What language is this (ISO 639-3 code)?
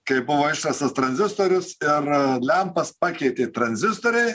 lit